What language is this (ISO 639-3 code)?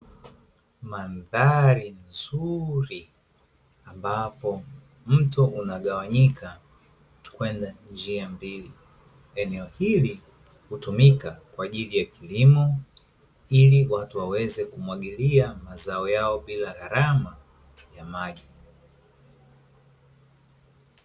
swa